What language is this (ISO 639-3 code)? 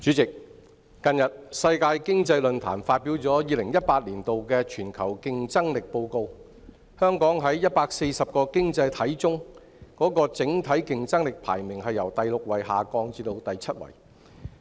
yue